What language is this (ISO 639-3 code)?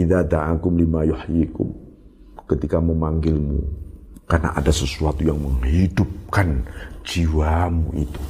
ind